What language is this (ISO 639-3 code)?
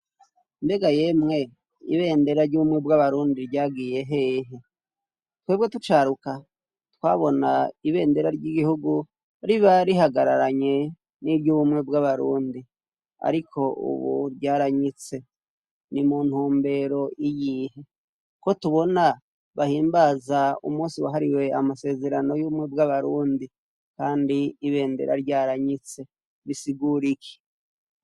run